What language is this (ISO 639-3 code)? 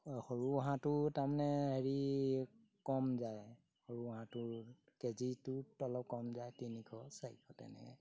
asm